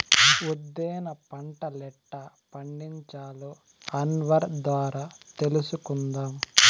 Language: Telugu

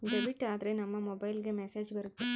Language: Kannada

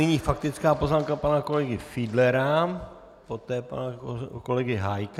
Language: Czech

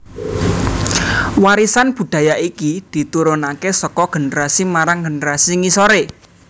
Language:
Javanese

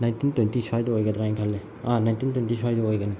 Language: Manipuri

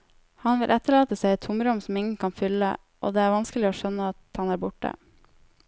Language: Norwegian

